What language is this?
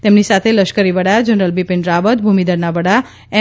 Gujarati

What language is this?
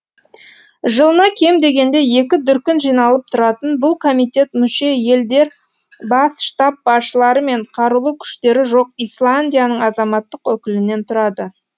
Kazakh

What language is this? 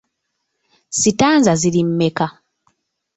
Ganda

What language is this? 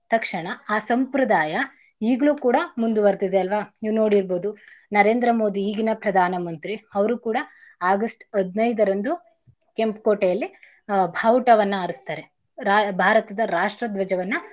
Kannada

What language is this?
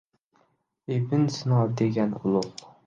Uzbek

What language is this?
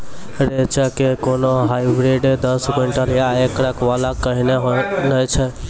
Maithili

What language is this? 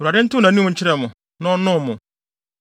Akan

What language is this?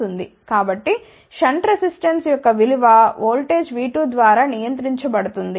Telugu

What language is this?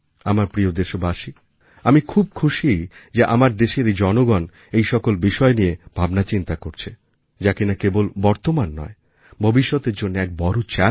Bangla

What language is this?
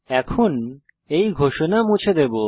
Bangla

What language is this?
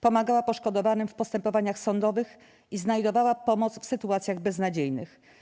Polish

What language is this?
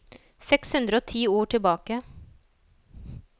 Norwegian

